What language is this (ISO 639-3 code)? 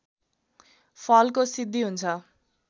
nep